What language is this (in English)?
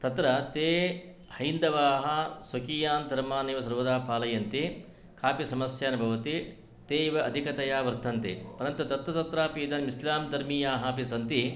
Sanskrit